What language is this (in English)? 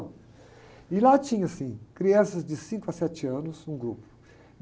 Portuguese